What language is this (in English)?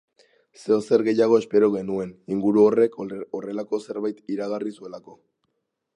Basque